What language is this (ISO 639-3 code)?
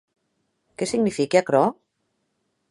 oci